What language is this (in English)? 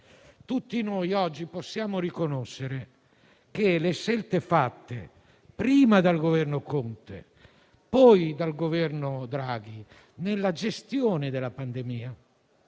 Italian